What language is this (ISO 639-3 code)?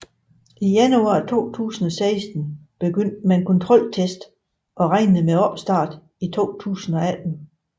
dan